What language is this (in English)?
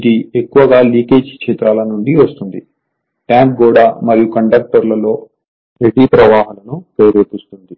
Telugu